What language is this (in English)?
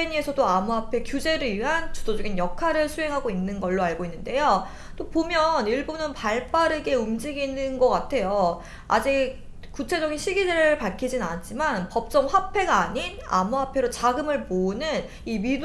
Korean